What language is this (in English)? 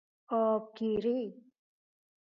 Persian